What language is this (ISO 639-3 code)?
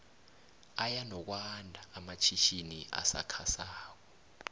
nbl